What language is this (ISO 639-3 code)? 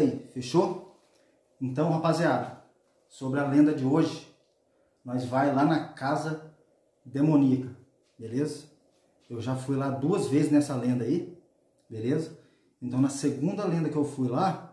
por